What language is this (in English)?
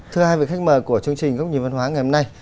Vietnamese